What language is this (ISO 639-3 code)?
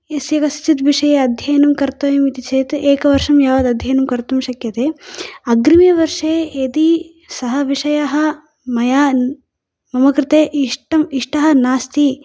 san